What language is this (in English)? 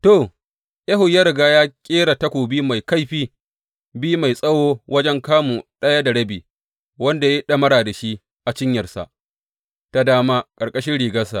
Hausa